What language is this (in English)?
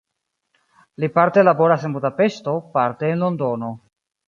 Esperanto